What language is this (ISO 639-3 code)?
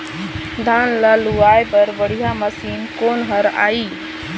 hne